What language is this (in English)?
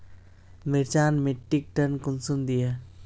Magahi